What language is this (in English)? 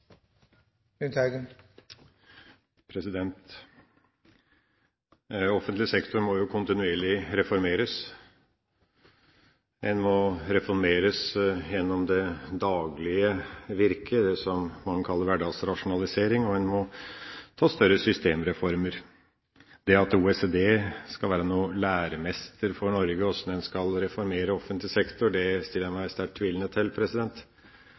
Norwegian Bokmål